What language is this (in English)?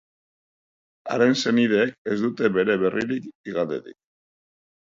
Basque